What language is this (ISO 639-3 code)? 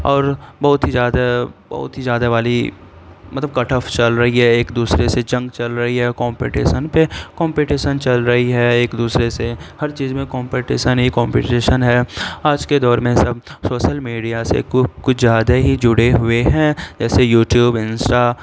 urd